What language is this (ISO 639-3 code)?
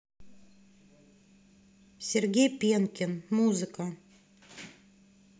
rus